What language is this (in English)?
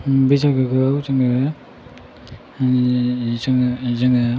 Bodo